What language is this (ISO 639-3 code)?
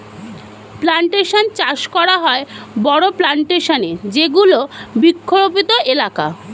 ben